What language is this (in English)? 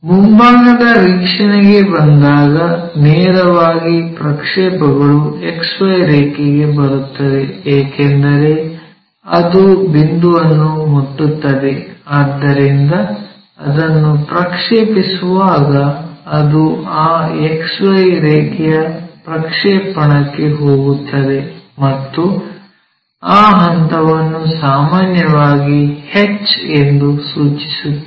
Kannada